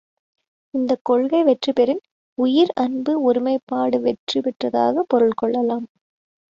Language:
Tamil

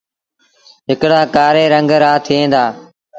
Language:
Sindhi Bhil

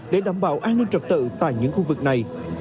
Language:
Vietnamese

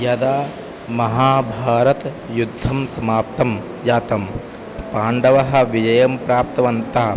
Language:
Sanskrit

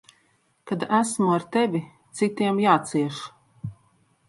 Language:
Latvian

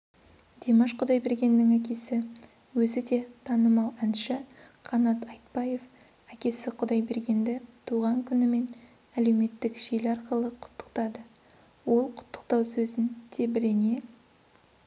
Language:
Kazakh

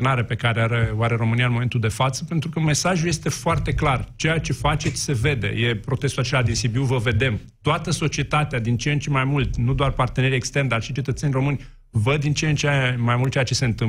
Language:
Romanian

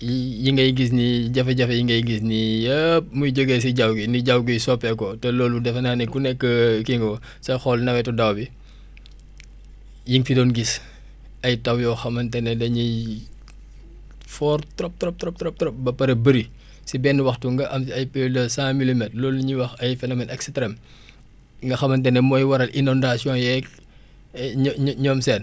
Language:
Wolof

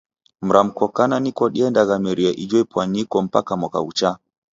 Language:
Taita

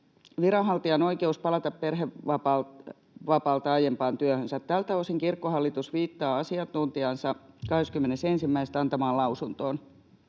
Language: Finnish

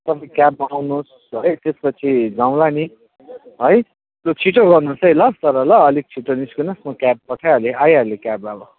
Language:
Nepali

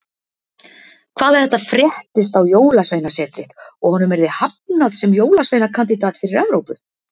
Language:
Icelandic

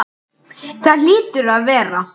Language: Icelandic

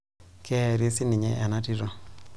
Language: Masai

